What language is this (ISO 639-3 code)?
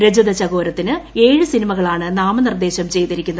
mal